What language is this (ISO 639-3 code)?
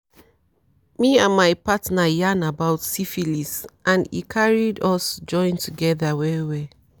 pcm